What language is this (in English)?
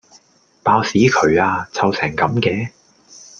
Cantonese